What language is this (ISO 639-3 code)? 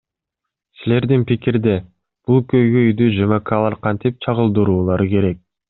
kir